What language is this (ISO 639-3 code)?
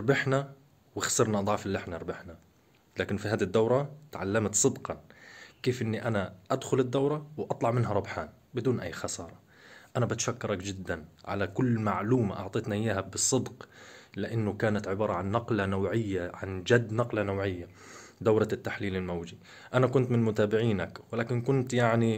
ara